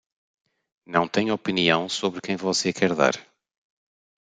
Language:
Portuguese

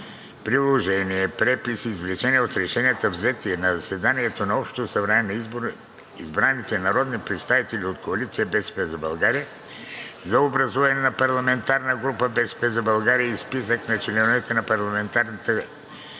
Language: Bulgarian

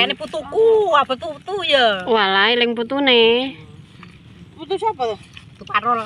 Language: Indonesian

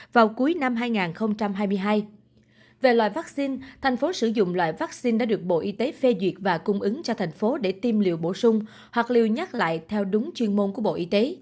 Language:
Vietnamese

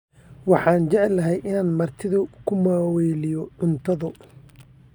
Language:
Somali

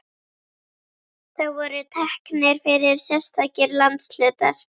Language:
Icelandic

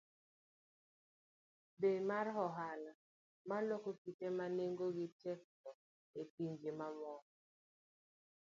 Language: Luo (Kenya and Tanzania)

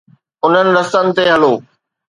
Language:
Sindhi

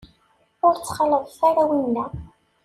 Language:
Kabyle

